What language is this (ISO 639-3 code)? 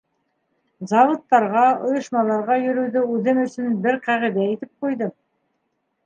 bak